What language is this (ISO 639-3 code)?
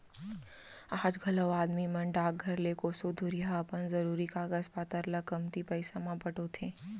hne